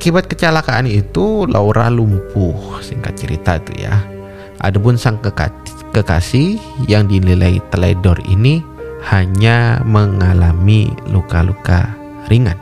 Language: Indonesian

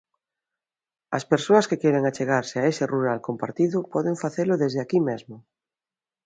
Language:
Galician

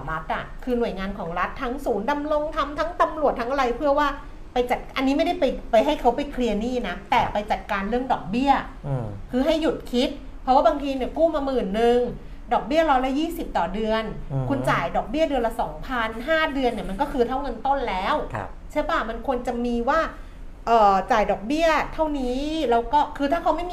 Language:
Thai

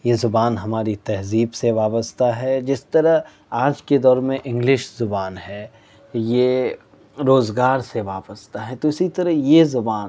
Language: Urdu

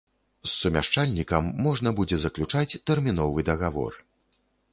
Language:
Belarusian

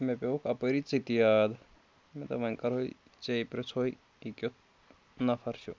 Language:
Kashmiri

